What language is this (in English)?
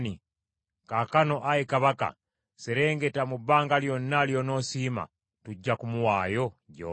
Ganda